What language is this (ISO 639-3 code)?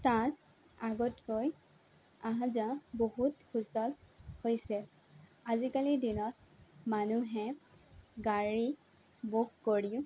asm